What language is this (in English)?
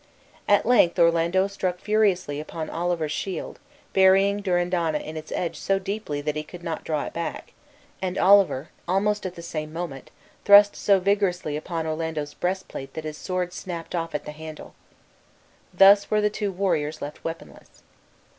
English